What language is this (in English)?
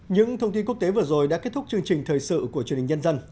Vietnamese